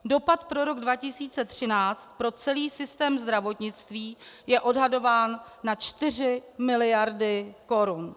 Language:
Czech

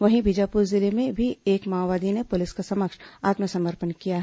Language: Hindi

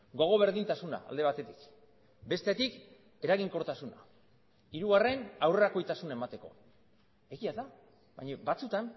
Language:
Basque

